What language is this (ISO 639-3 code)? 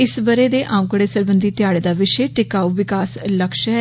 doi